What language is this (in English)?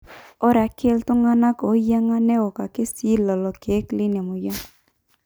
Masai